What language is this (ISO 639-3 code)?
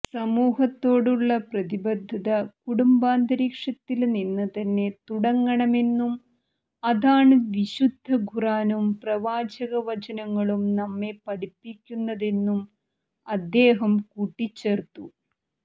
mal